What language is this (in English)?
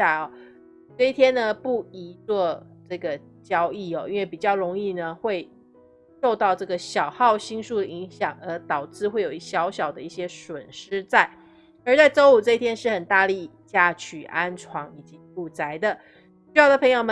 Chinese